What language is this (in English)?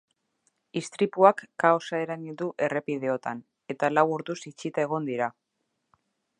Basque